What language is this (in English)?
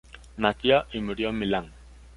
Spanish